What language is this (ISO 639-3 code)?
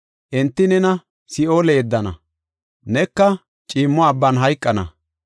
gof